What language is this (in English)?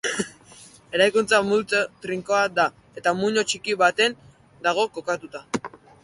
Basque